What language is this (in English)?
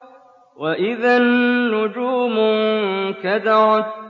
Arabic